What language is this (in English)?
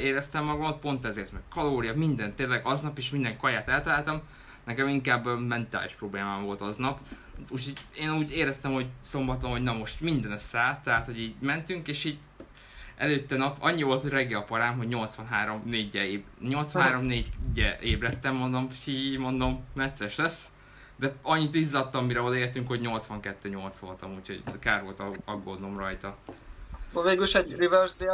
Hungarian